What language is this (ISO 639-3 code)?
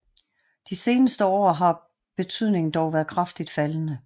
dan